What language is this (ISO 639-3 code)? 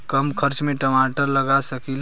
bho